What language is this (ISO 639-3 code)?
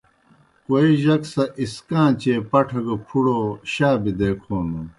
plk